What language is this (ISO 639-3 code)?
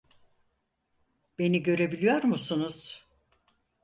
tur